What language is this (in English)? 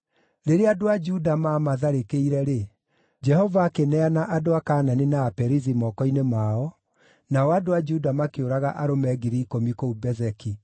Kikuyu